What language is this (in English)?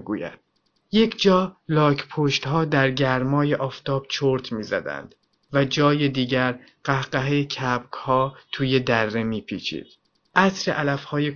Persian